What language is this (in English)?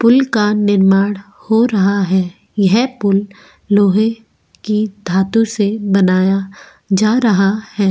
Hindi